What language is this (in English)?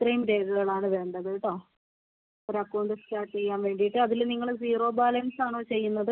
Malayalam